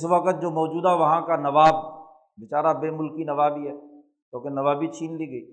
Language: Urdu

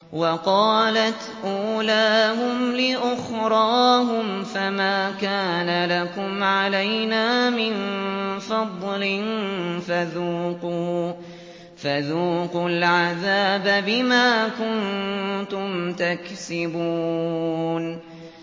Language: Arabic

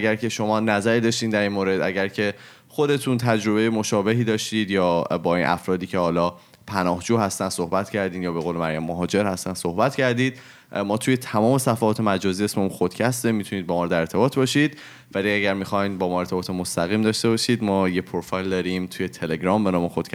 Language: Persian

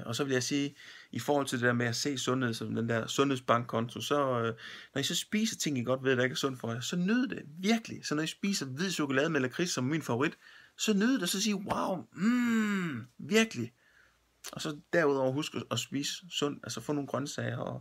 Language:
Danish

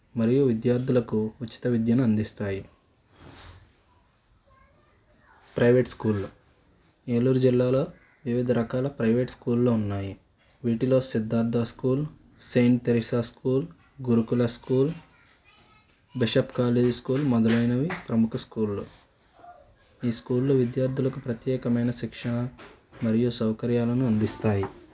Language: Telugu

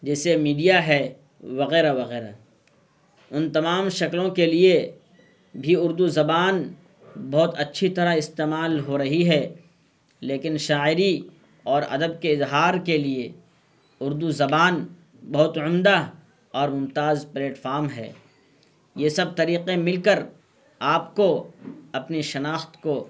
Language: Urdu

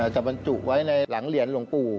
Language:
Thai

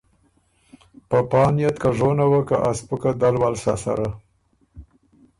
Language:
Ormuri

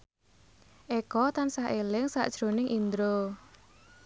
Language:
Javanese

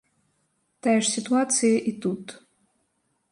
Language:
Belarusian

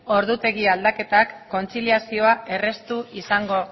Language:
Basque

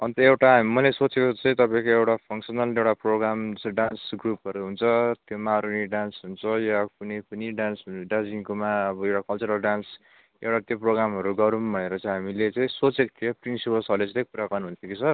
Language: Nepali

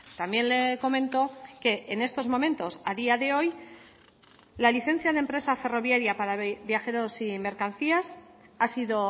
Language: Spanish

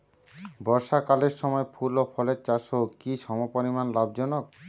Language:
Bangla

